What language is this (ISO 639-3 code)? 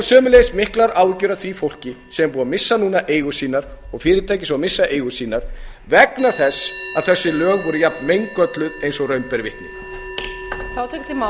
isl